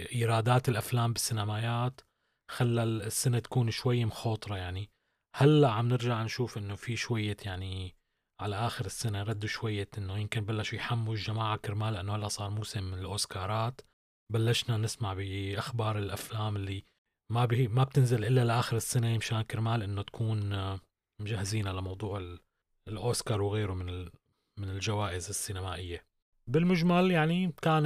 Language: Arabic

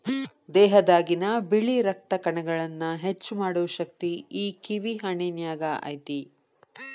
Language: Kannada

